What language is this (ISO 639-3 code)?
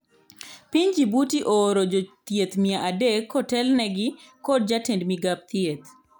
luo